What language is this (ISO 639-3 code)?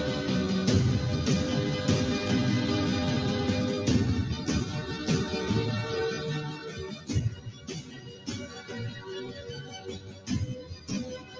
mar